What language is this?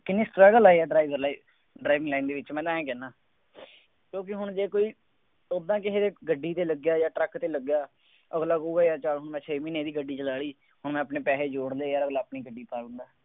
Punjabi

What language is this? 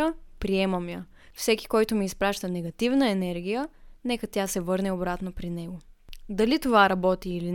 Bulgarian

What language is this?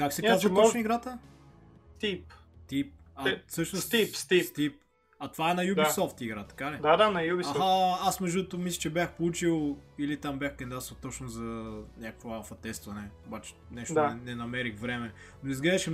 Bulgarian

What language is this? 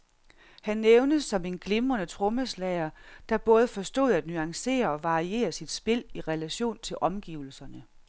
Danish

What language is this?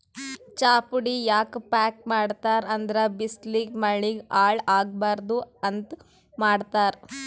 Kannada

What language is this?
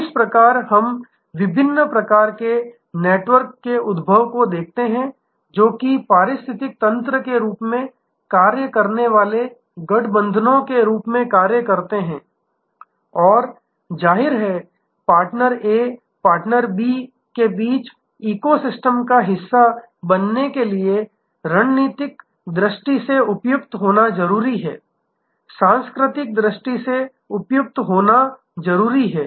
Hindi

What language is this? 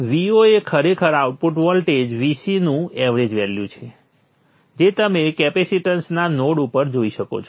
Gujarati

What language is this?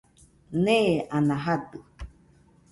Nüpode Huitoto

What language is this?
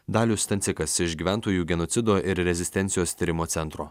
Lithuanian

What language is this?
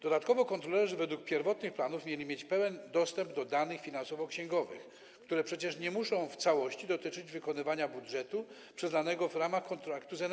Polish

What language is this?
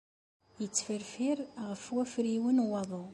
Kabyle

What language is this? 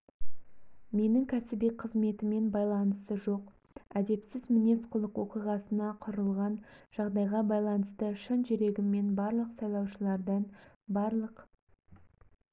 Kazakh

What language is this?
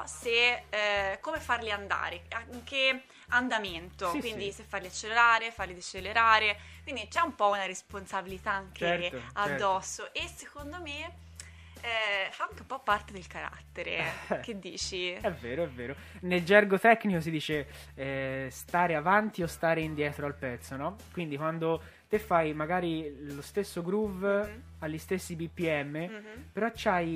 Italian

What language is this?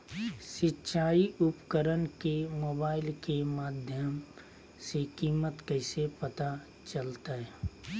Magahi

